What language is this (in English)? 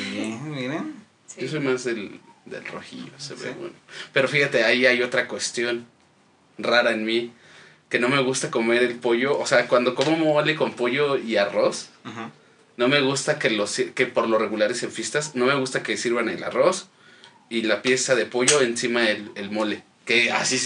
Spanish